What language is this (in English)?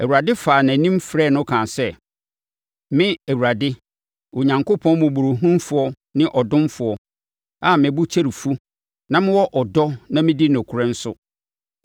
Akan